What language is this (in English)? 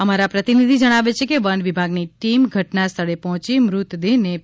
Gujarati